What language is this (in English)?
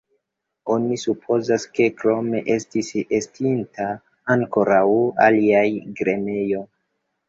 Esperanto